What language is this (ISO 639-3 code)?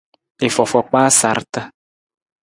nmz